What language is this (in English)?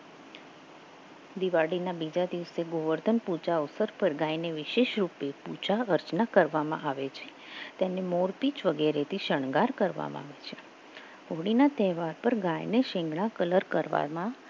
Gujarati